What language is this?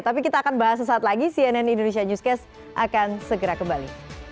Indonesian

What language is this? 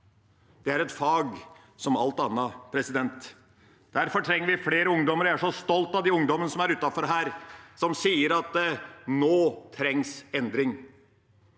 Norwegian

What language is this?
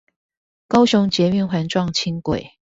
Chinese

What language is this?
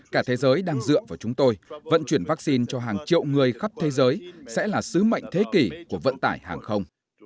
Vietnamese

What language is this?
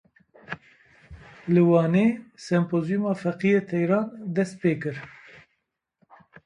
Kurdish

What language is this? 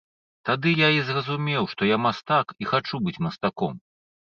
Belarusian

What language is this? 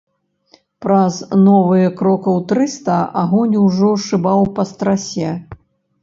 Belarusian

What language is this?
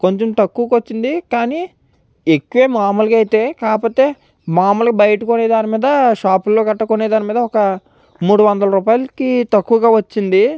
Telugu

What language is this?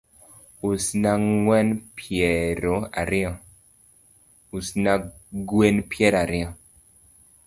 Luo (Kenya and Tanzania)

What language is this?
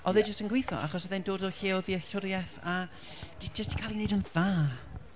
Welsh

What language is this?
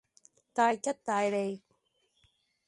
Cantonese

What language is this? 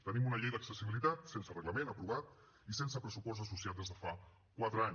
Catalan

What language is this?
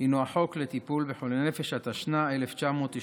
Hebrew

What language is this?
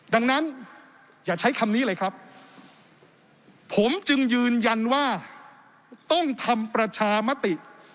Thai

